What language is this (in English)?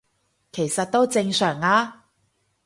Cantonese